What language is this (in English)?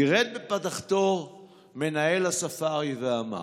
Hebrew